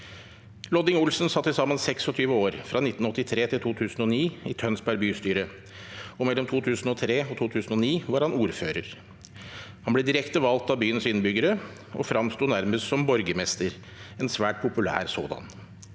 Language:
Norwegian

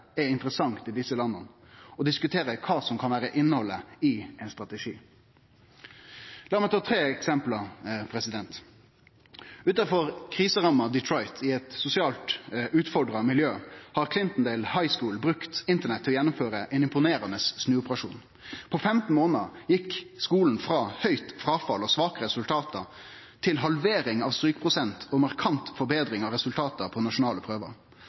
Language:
Norwegian Nynorsk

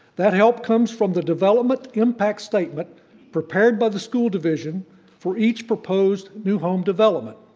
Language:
English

